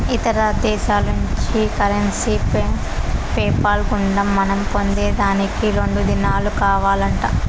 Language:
Telugu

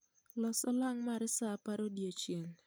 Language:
Luo (Kenya and Tanzania)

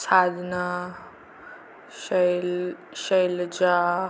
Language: Marathi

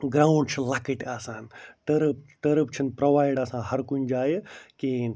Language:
Kashmiri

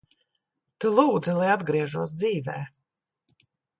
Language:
Latvian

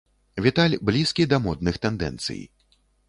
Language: Belarusian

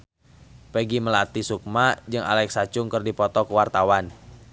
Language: Sundanese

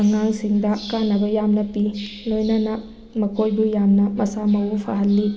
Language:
Manipuri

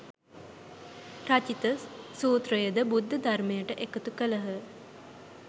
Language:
Sinhala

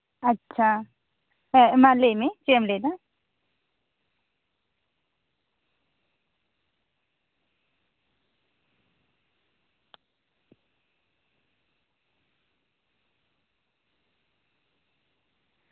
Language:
Santali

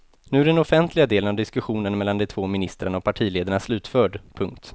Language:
Swedish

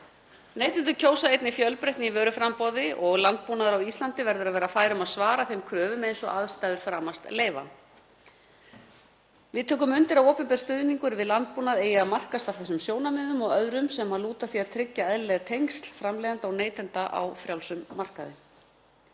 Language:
Icelandic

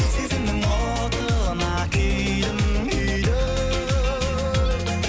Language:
Kazakh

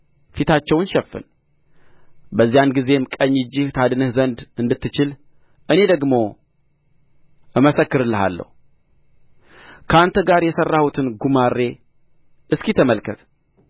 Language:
Amharic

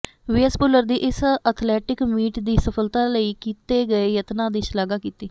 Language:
Punjabi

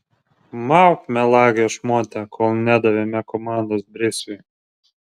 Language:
Lithuanian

